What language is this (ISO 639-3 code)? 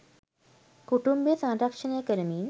sin